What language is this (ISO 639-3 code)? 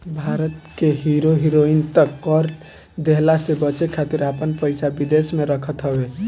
bho